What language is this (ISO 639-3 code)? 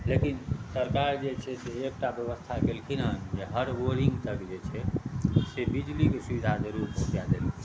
mai